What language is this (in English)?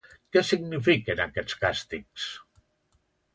Catalan